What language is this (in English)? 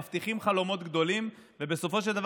Hebrew